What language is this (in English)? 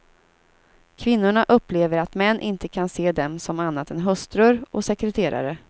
Swedish